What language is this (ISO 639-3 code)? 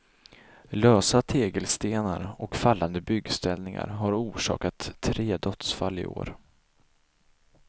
swe